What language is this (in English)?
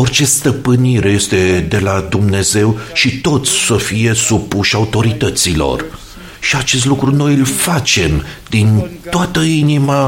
Romanian